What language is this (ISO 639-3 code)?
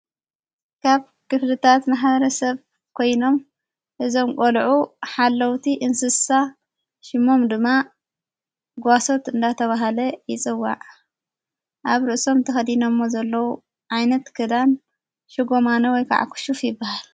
tir